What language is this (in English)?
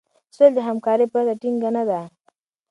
Pashto